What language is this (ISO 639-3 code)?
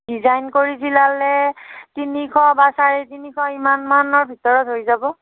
asm